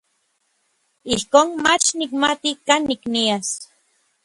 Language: Orizaba Nahuatl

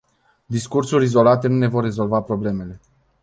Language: Romanian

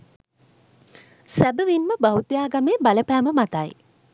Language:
Sinhala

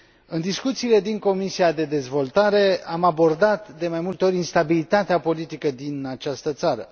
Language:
Romanian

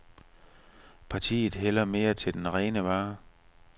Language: Danish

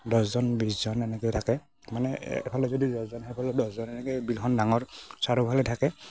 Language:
Assamese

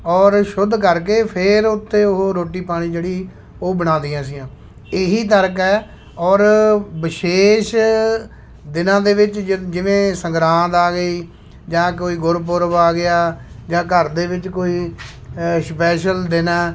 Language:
Punjabi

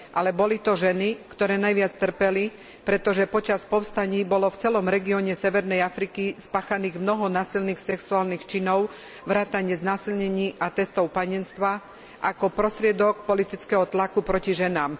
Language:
Slovak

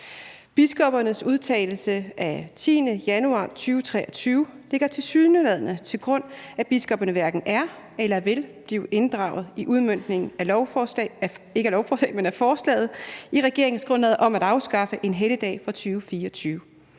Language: Danish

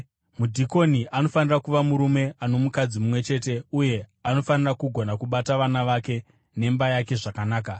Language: Shona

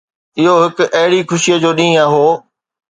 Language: Sindhi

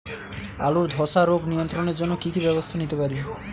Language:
Bangla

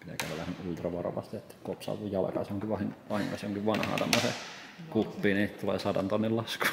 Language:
Finnish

